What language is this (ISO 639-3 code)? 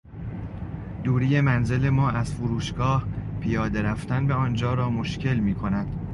fas